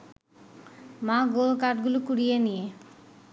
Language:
Bangla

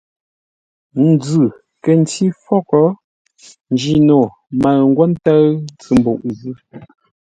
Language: Ngombale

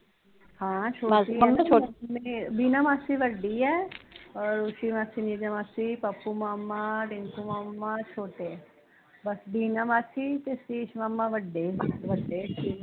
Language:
Punjabi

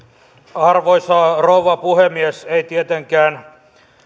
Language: Finnish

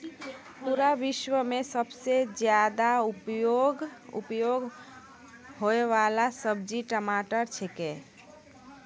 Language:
Maithili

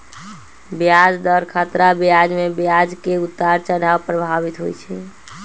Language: Magahi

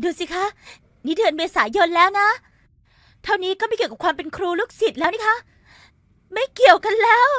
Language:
Thai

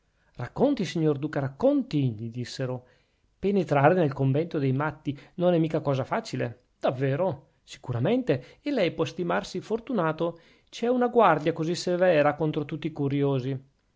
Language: Italian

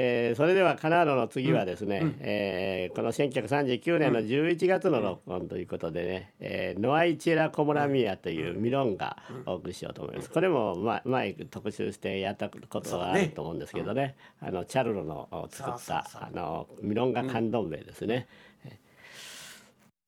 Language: Japanese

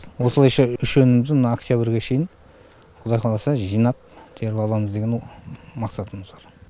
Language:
Kazakh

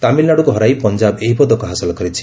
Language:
Odia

